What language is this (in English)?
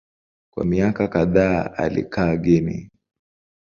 Swahili